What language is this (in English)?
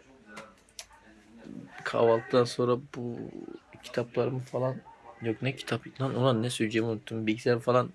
Turkish